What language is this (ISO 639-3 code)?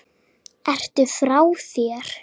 isl